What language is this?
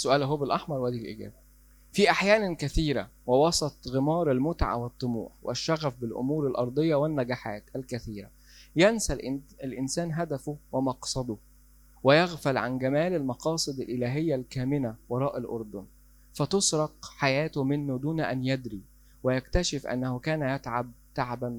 Arabic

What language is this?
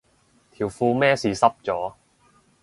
Cantonese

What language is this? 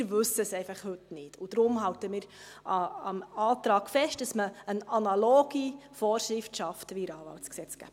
Swiss German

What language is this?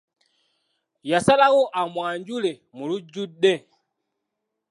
Ganda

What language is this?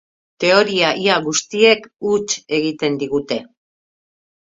Basque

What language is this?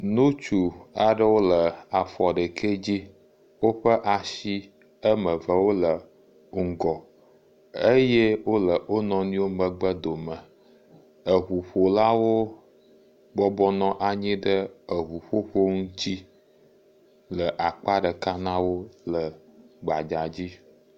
Ewe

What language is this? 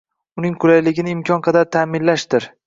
Uzbek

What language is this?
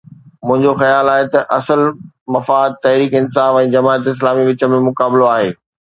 Sindhi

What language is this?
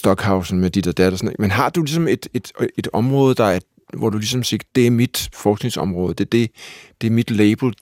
Danish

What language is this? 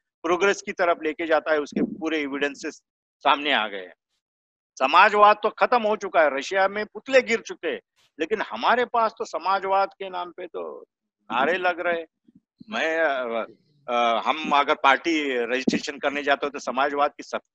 Hindi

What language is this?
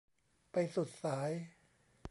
Thai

